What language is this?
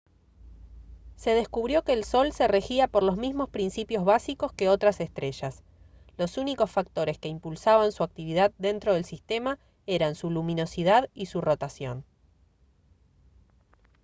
Spanish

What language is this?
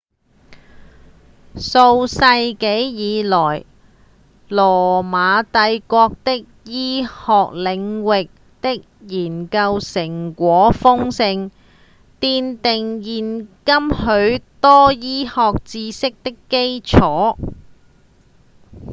Cantonese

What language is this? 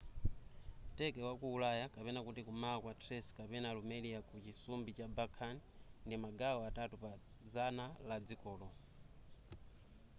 Nyanja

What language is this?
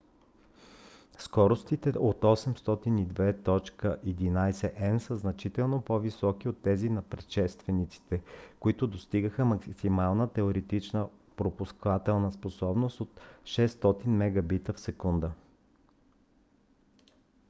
Bulgarian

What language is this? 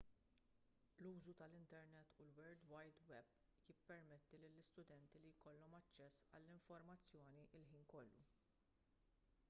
Maltese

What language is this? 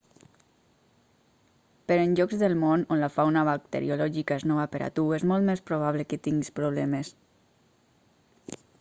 Catalan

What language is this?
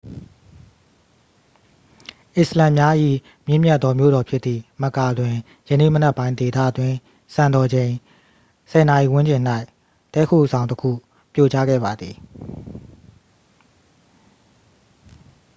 Burmese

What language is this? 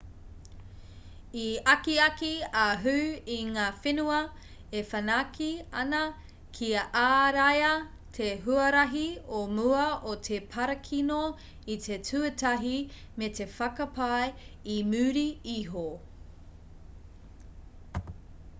Māori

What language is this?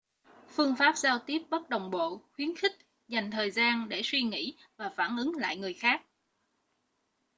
Vietnamese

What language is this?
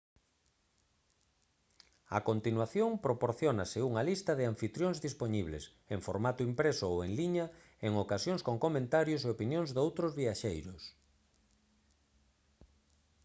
Galician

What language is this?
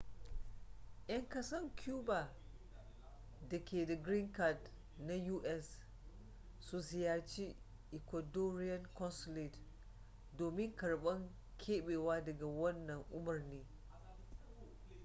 Hausa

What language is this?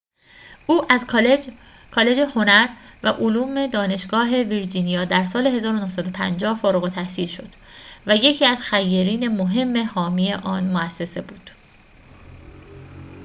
Persian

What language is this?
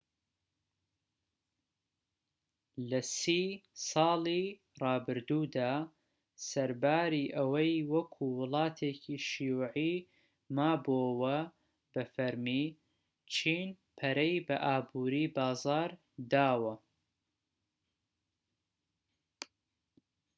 Central Kurdish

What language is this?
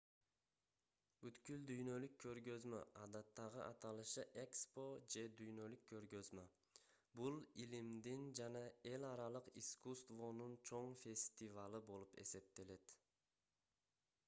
Kyrgyz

